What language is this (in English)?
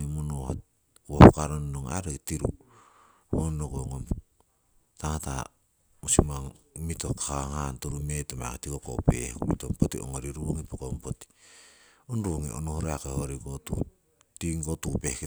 Siwai